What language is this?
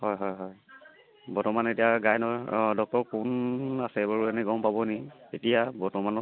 Assamese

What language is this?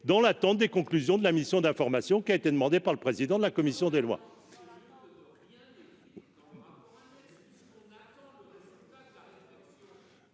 French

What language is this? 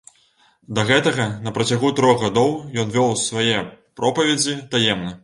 Belarusian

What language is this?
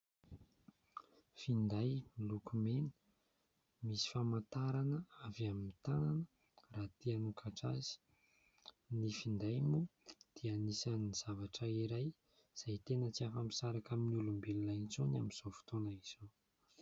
Malagasy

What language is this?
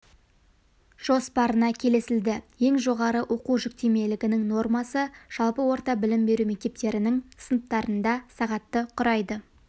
Kazakh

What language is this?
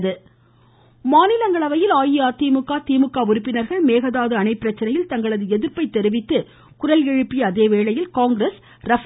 Tamil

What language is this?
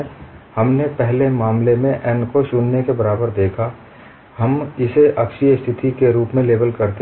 Hindi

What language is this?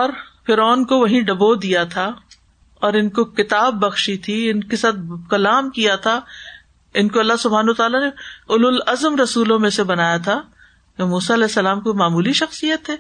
Urdu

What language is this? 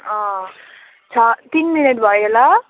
Nepali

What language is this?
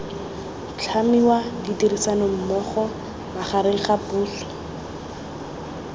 Tswana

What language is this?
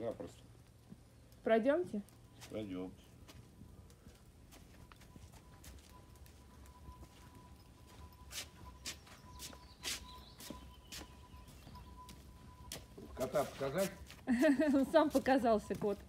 Russian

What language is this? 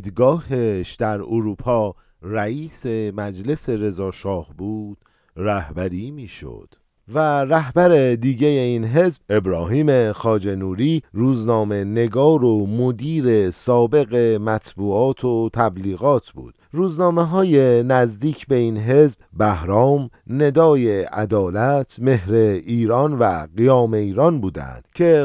Persian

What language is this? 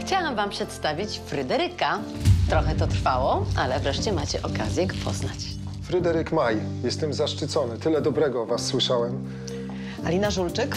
Polish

